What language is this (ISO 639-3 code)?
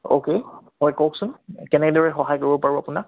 asm